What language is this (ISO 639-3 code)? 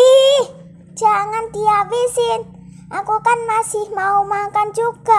ind